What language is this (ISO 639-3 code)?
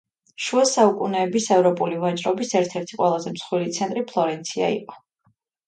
kat